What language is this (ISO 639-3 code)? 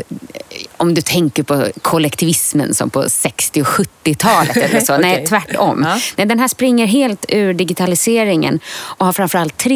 swe